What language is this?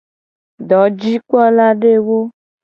Gen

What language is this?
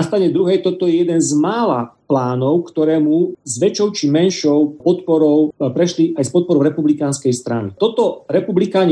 Slovak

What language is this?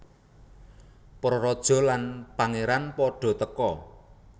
Javanese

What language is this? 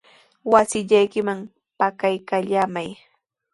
Sihuas Ancash Quechua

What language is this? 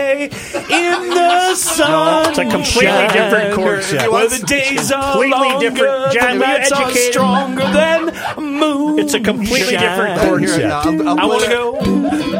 English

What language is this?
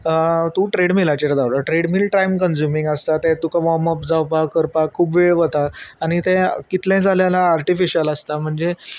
Konkani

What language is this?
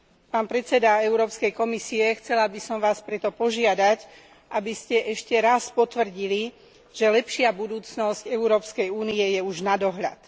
Slovak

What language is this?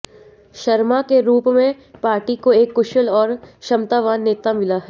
Hindi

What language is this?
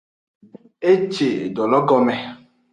Aja (Benin)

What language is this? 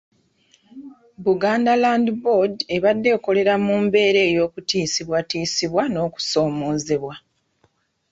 Ganda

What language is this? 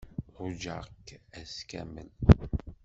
Kabyle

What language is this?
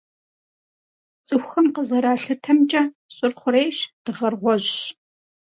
Kabardian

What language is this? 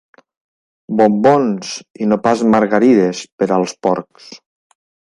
Catalan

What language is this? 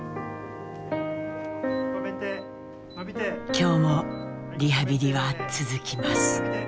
Japanese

